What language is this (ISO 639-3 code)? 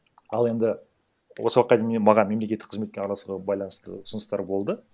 kaz